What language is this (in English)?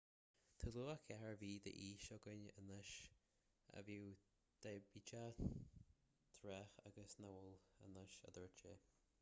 Irish